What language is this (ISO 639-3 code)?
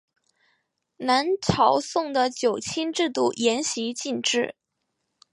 zho